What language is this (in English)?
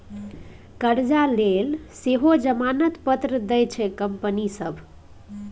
Maithili